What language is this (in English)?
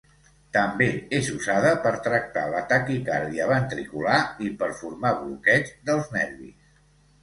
Catalan